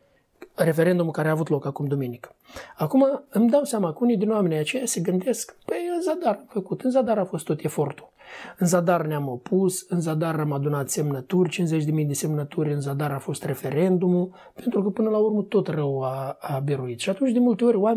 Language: Romanian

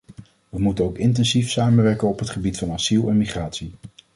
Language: Dutch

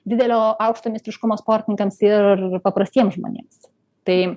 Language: Lithuanian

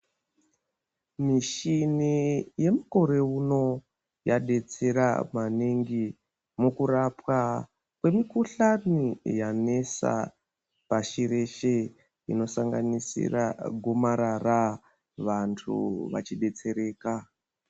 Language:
Ndau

